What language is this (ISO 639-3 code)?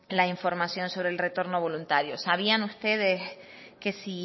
spa